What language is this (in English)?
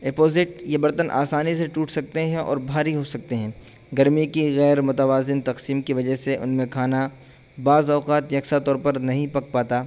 Urdu